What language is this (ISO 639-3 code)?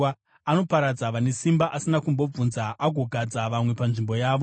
sna